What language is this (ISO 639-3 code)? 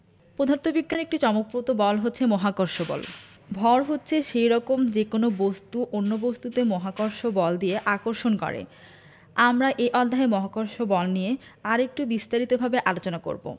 ben